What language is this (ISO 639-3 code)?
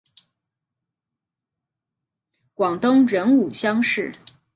zho